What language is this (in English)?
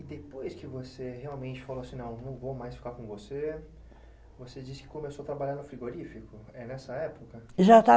Portuguese